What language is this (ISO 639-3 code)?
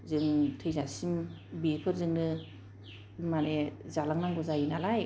brx